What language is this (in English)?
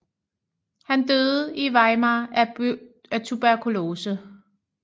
Danish